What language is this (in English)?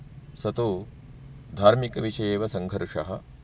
Sanskrit